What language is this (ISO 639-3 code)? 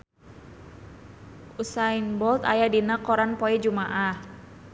sun